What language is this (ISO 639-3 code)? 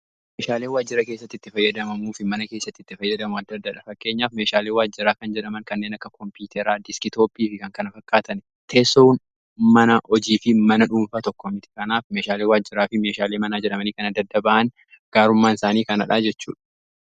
orm